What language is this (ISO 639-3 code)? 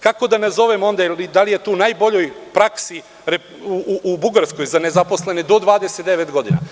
srp